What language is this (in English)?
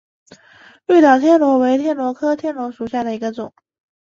Chinese